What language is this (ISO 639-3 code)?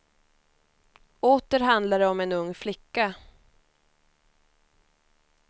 swe